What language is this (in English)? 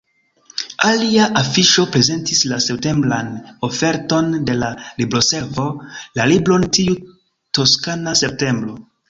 Esperanto